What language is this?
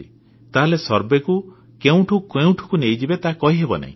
Odia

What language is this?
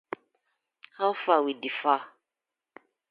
Nigerian Pidgin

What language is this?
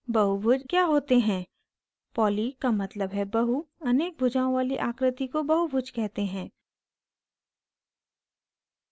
Hindi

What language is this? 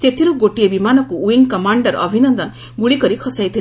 Odia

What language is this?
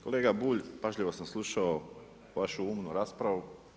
Croatian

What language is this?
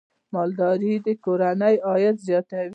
Pashto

